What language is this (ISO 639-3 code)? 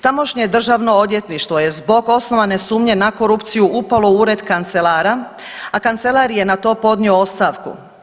hrv